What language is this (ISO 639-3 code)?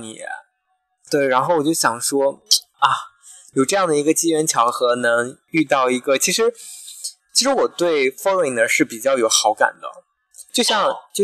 zho